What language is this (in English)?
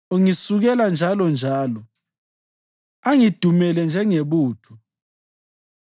North Ndebele